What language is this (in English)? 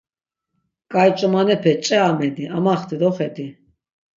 Laz